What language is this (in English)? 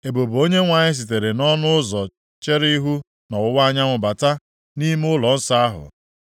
Igbo